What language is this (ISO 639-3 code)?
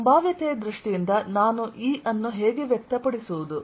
kan